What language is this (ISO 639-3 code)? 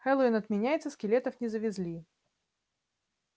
rus